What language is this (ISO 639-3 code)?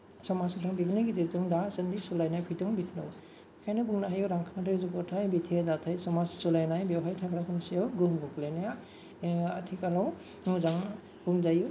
brx